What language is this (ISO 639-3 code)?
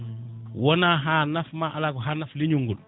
ful